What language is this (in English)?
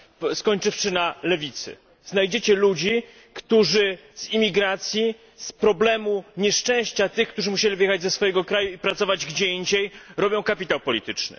Polish